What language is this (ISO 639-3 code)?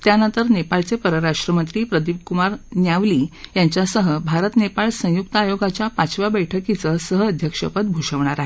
mar